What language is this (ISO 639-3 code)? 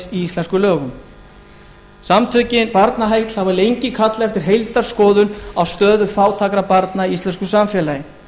isl